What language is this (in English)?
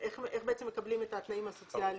Hebrew